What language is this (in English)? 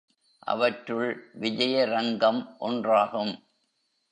Tamil